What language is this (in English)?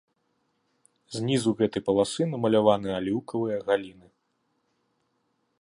Belarusian